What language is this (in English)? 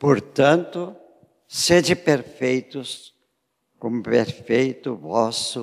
Portuguese